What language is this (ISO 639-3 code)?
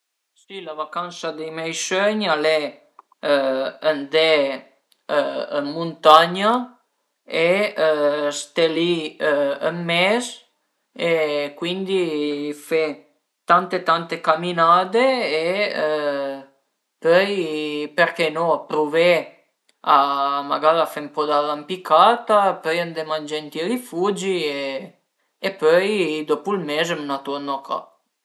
pms